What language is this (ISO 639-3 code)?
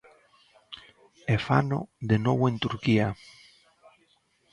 glg